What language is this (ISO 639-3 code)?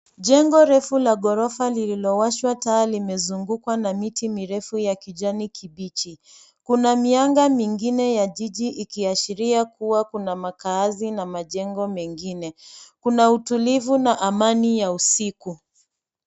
swa